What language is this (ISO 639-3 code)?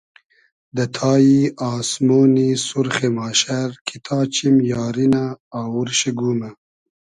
haz